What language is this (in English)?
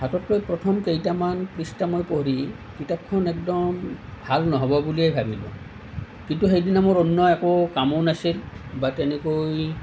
Assamese